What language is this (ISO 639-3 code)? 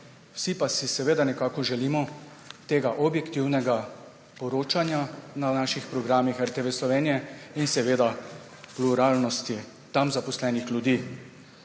slv